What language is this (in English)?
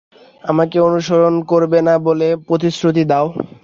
Bangla